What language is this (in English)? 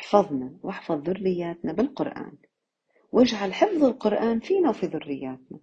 Arabic